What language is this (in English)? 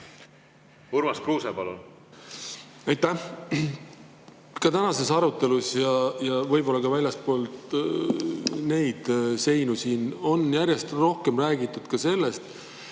Estonian